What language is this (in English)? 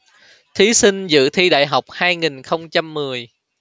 Vietnamese